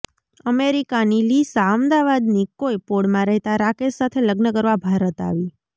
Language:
Gujarati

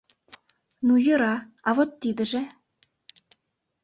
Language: Mari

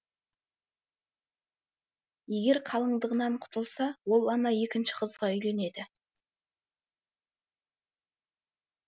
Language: Kazakh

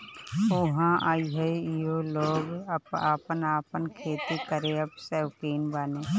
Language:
Bhojpuri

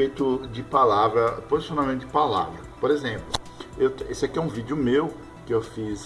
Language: Portuguese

